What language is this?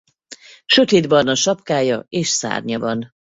Hungarian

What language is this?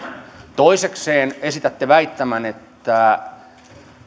Finnish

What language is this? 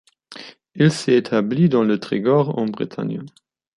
French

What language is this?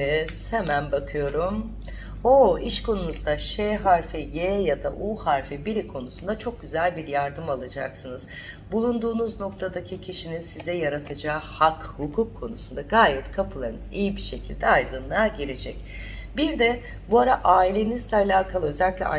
Turkish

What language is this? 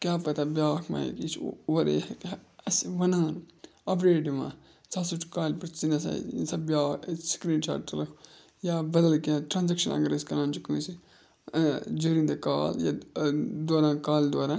Kashmiri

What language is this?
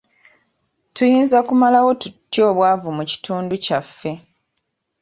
Ganda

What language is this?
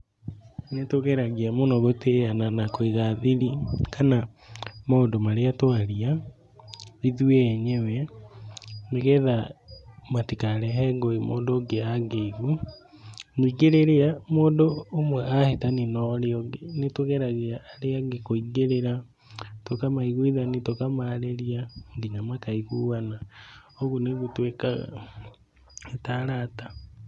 Kikuyu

